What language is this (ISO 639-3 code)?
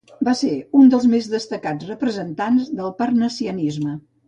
cat